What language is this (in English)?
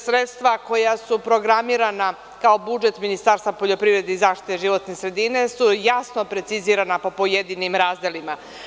Serbian